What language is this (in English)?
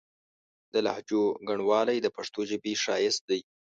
Pashto